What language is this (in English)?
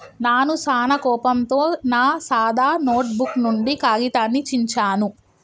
Telugu